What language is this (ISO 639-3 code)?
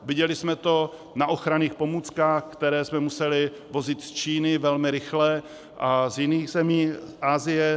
ces